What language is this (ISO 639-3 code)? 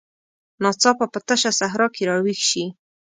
pus